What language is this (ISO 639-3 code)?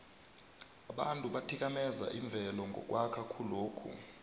nbl